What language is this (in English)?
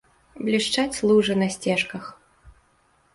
Belarusian